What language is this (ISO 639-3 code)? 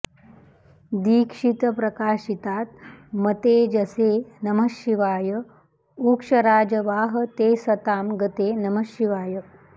san